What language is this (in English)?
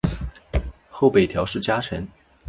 Chinese